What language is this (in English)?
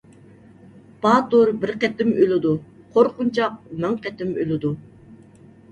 Uyghur